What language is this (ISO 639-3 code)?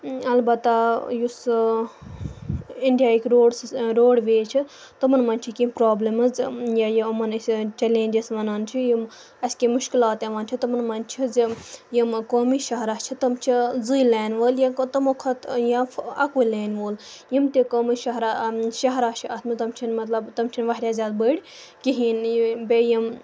kas